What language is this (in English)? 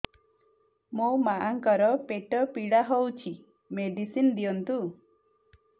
Odia